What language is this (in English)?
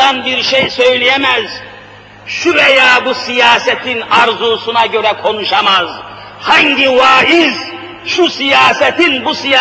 Turkish